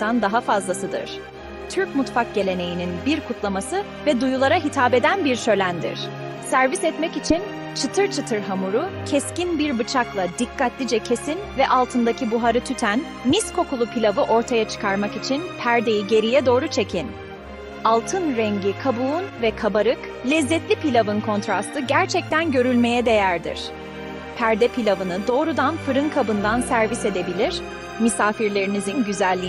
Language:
Turkish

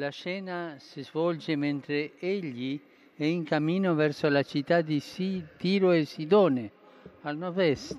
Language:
Italian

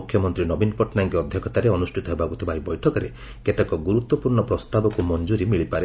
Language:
Odia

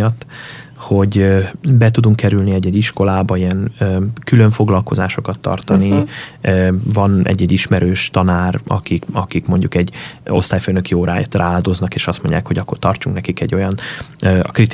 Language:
Hungarian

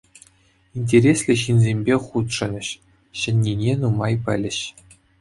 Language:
Chuvash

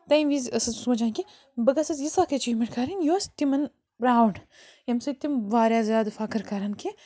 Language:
Kashmiri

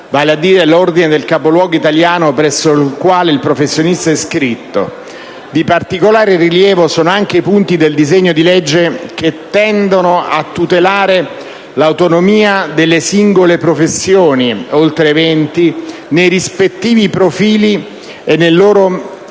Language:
Italian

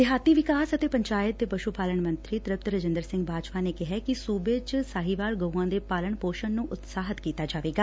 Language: Punjabi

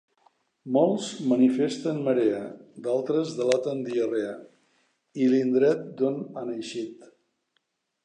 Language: Catalan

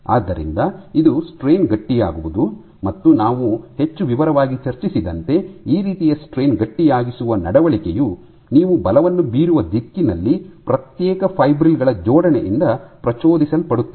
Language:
Kannada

